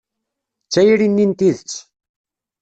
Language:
Kabyle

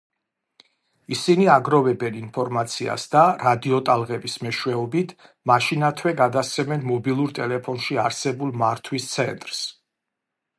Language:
Georgian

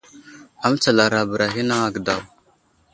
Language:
Wuzlam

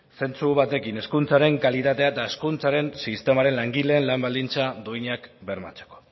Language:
Basque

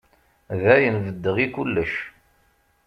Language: Kabyle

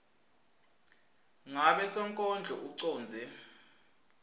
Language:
Swati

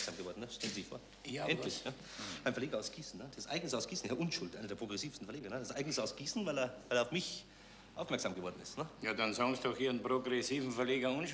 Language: German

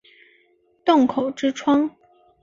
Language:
Chinese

